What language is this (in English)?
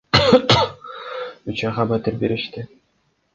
Kyrgyz